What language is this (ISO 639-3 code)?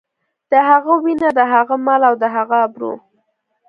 pus